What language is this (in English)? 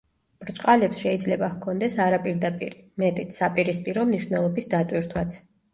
Georgian